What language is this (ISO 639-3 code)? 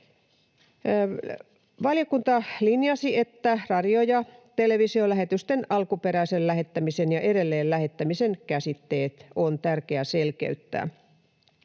fin